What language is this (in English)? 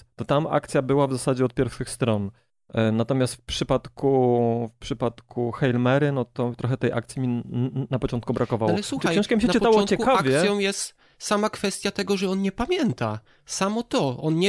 Polish